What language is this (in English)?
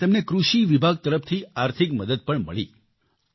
Gujarati